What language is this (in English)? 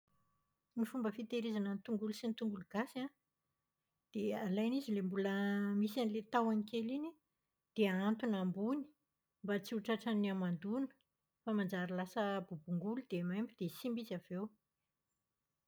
Malagasy